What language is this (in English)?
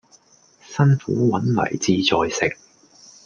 Cantonese